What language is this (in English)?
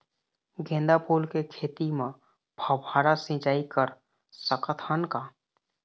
Chhattisgarhi